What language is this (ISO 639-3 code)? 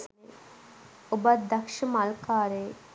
sin